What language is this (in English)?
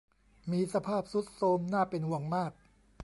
Thai